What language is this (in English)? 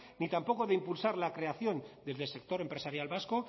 Spanish